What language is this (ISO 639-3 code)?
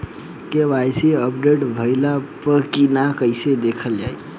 bho